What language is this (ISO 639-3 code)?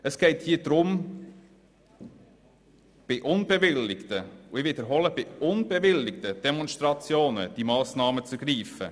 gsw